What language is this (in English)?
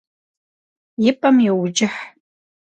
Kabardian